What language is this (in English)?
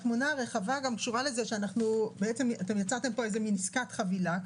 Hebrew